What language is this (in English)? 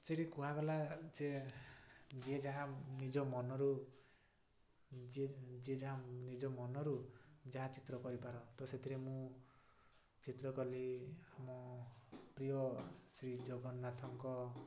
Odia